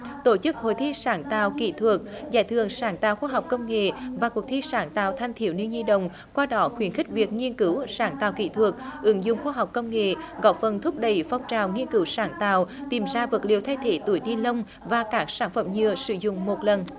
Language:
Vietnamese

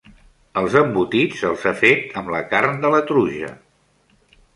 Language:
Catalan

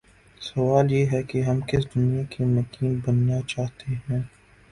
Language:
Urdu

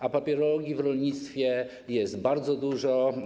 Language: Polish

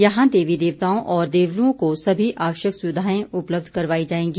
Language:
Hindi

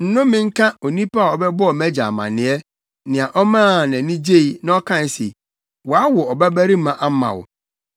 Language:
Akan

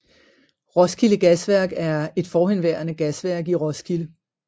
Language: Danish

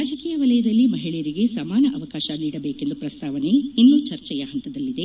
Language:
Kannada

